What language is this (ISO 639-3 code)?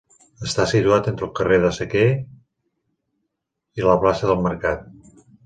cat